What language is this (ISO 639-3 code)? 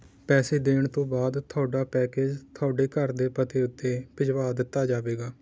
pan